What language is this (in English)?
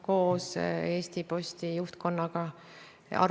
Estonian